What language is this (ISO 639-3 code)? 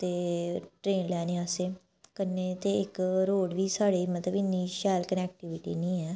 doi